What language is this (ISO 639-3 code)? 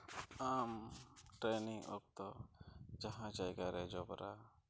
sat